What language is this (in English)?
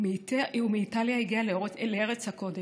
Hebrew